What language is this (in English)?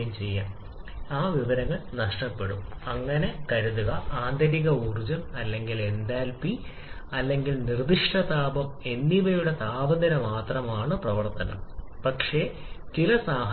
Malayalam